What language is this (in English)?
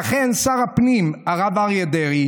Hebrew